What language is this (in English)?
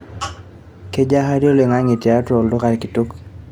Masai